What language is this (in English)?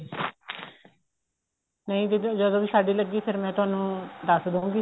Punjabi